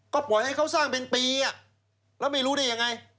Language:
Thai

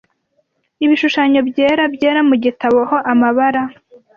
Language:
Kinyarwanda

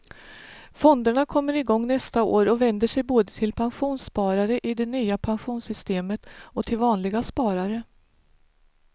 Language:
Swedish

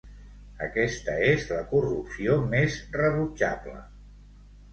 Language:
Catalan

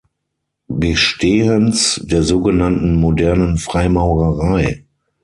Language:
German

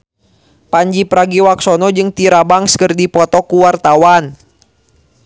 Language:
Sundanese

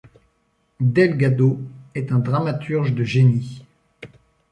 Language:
French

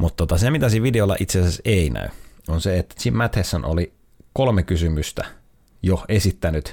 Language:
Finnish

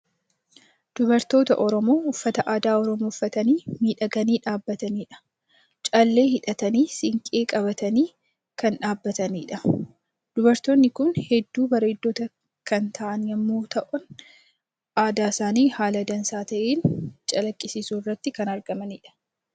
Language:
Oromo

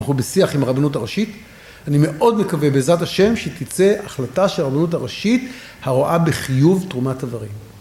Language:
Hebrew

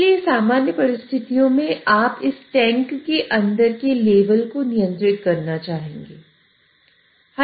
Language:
Hindi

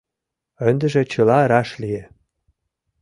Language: Mari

